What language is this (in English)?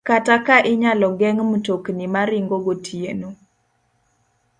Luo (Kenya and Tanzania)